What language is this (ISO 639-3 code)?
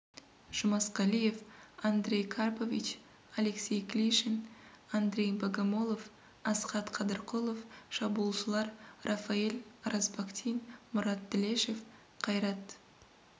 kaz